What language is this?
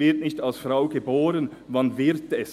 Swiss German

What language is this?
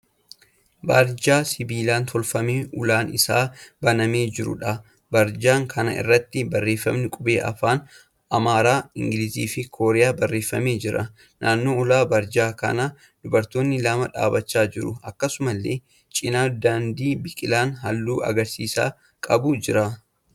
Oromo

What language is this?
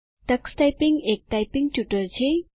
Gujarati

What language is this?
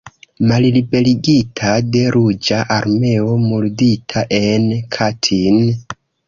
Esperanto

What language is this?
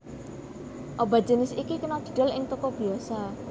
Javanese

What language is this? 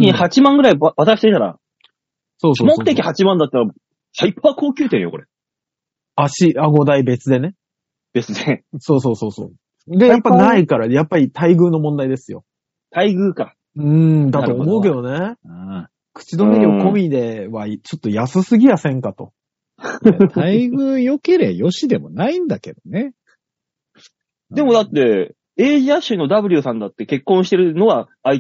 Japanese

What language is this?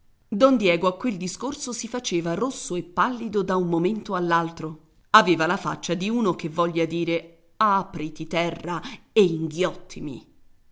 Italian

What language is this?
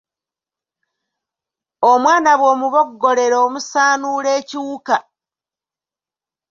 Ganda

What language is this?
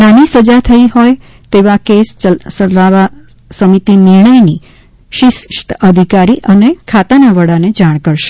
Gujarati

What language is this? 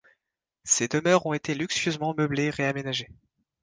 French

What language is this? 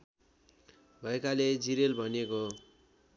Nepali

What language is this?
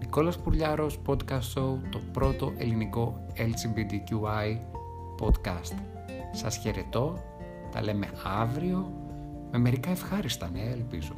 Greek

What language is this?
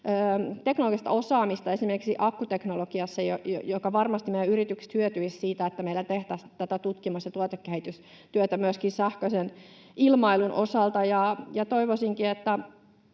Finnish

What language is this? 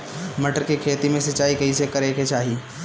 Bhojpuri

